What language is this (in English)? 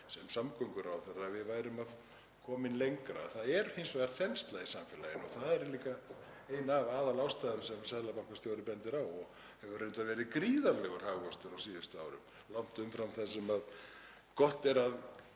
Icelandic